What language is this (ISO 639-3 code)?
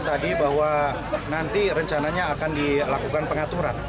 ind